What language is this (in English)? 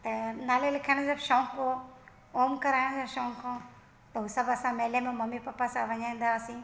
Sindhi